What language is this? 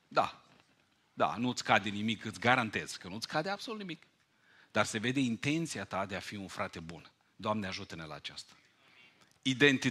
Romanian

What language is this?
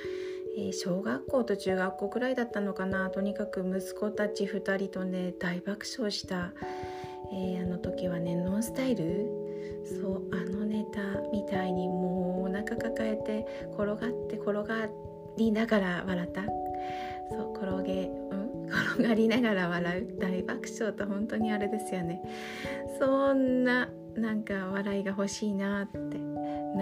Japanese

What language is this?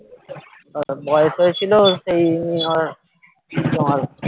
Bangla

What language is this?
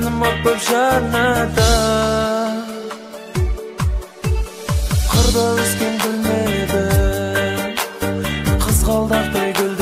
Arabic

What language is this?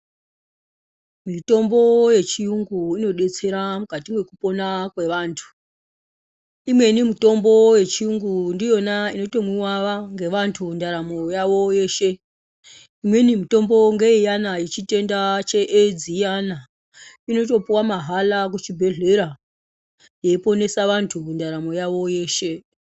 Ndau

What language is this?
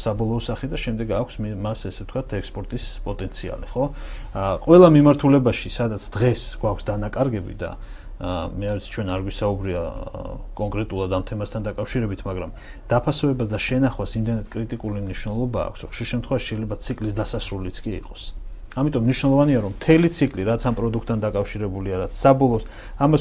Persian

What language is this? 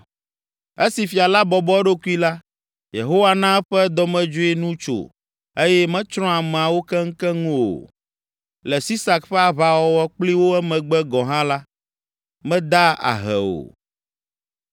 Ewe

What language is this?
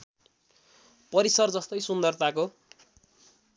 Nepali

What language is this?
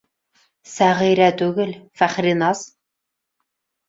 Bashkir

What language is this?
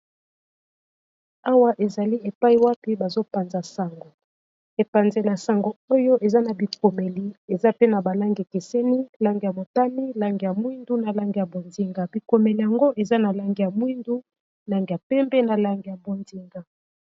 Lingala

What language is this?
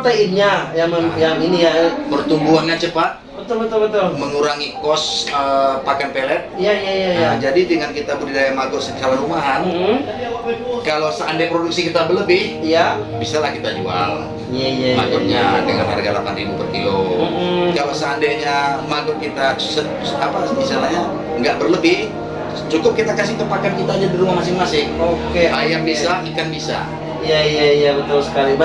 Indonesian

